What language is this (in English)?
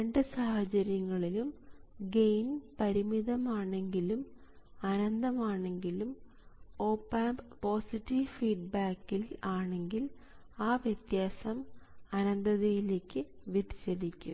Malayalam